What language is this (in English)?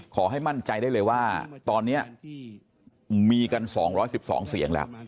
Thai